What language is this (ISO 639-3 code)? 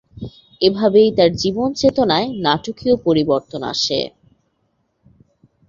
ben